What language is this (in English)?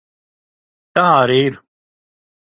Latvian